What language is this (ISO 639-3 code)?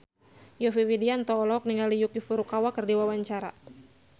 sun